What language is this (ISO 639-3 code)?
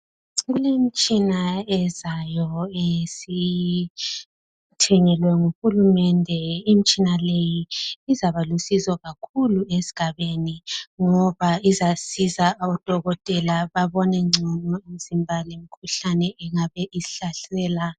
nde